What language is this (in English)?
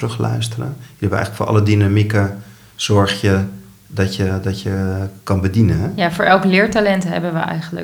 Dutch